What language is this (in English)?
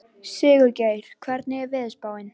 Icelandic